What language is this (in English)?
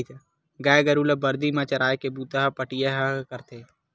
Chhattisgarhi